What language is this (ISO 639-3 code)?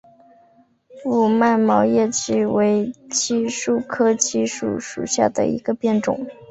zho